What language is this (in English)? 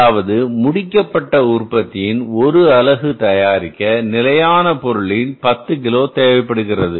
Tamil